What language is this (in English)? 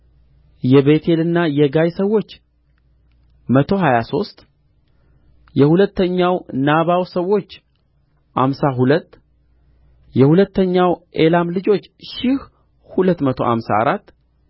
Amharic